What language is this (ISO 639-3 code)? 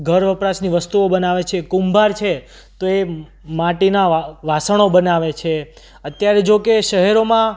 guj